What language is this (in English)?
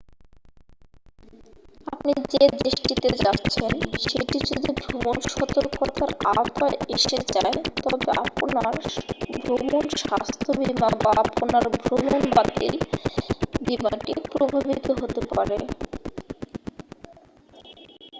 Bangla